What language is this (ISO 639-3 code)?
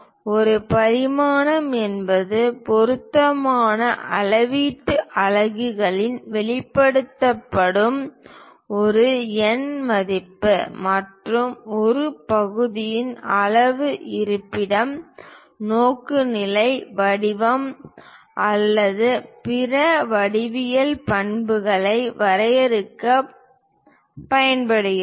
tam